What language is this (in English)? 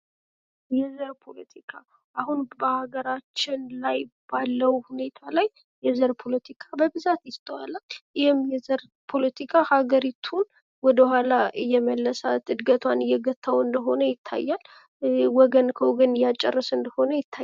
Amharic